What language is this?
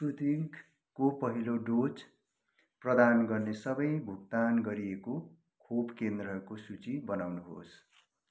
Nepali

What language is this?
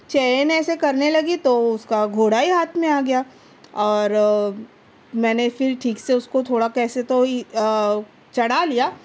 Urdu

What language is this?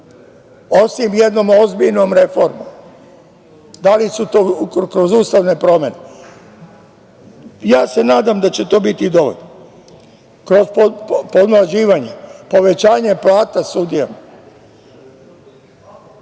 Serbian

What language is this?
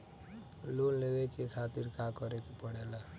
Bhojpuri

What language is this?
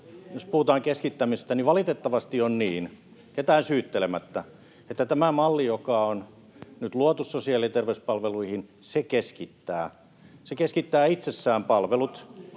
Finnish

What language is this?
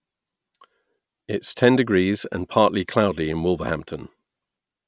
English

